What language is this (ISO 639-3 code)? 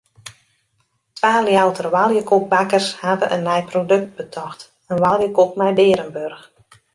fry